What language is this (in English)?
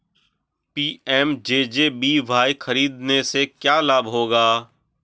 Hindi